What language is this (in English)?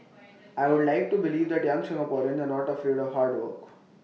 English